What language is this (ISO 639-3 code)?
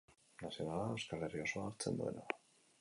eus